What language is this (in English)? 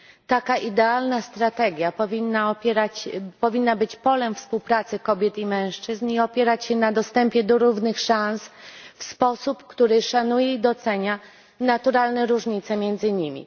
Polish